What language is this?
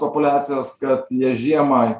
Lithuanian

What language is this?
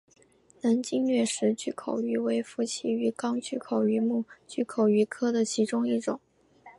Chinese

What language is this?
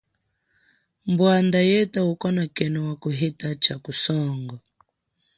Chokwe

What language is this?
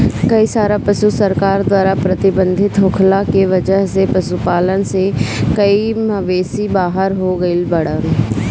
Bhojpuri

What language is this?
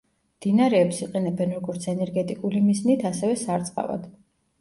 Georgian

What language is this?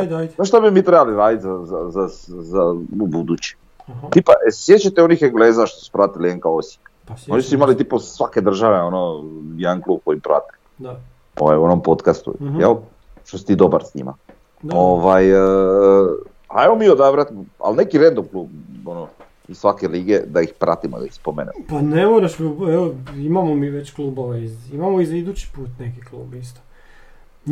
Croatian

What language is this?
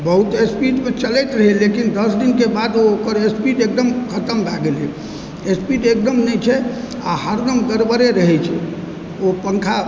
Maithili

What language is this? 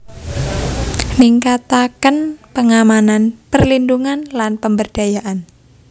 Javanese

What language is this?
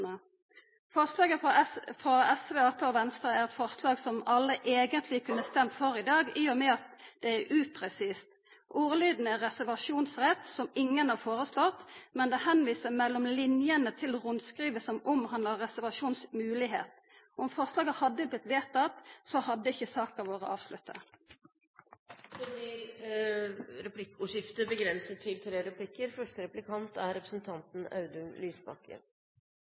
Norwegian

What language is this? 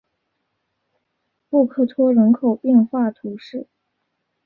Chinese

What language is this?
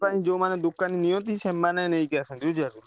Odia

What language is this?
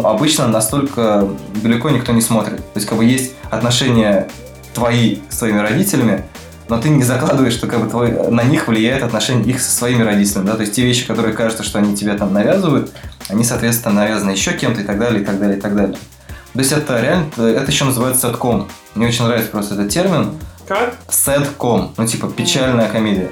Russian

